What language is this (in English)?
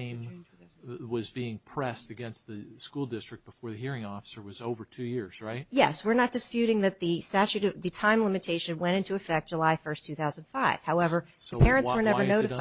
English